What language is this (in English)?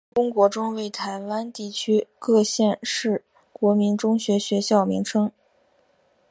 Chinese